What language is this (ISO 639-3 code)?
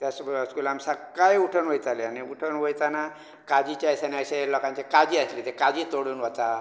kok